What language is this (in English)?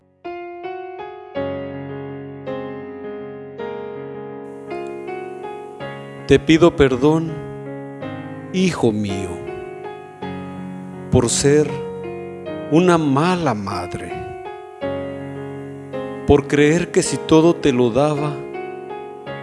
Spanish